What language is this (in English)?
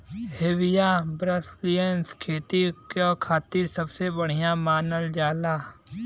Bhojpuri